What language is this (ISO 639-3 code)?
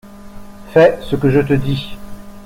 fra